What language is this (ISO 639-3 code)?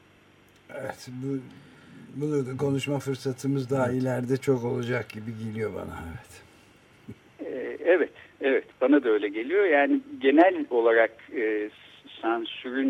tur